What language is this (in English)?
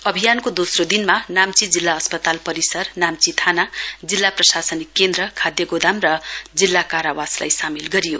Nepali